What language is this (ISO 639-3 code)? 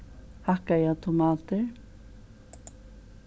fao